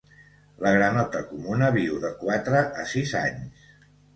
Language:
Catalan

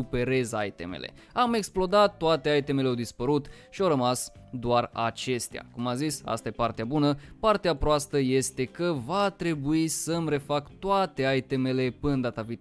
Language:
Romanian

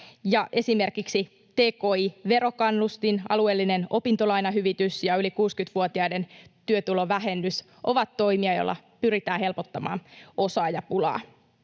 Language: Finnish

